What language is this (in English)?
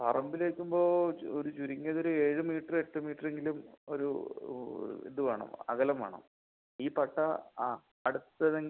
Malayalam